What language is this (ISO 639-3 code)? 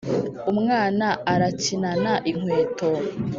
kin